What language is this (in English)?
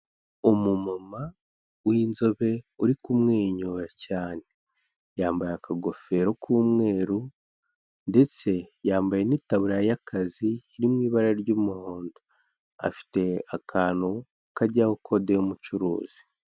Kinyarwanda